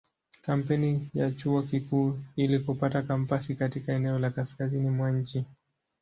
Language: Swahili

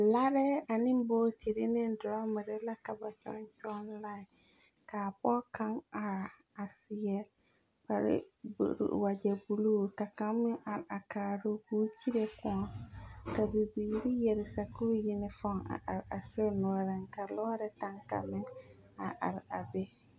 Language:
Southern Dagaare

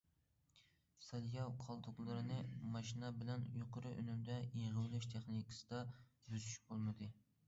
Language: Uyghur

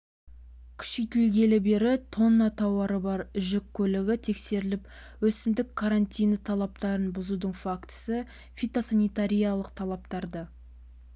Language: Kazakh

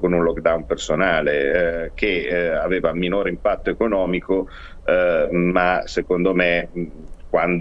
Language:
Italian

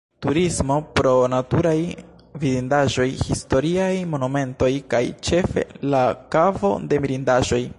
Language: Esperanto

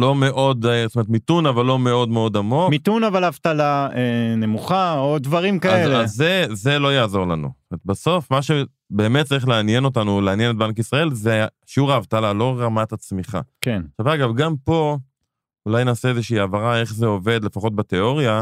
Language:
Hebrew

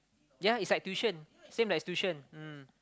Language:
English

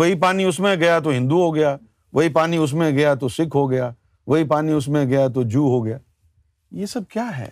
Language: Urdu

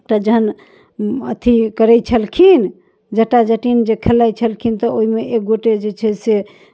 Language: Maithili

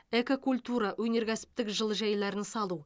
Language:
Kazakh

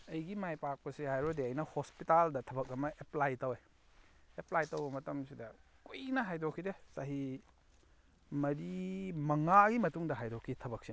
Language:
Manipuri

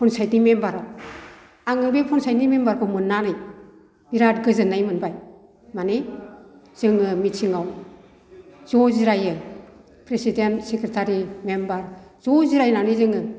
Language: Bodo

